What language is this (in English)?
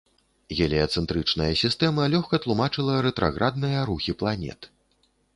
Belarusian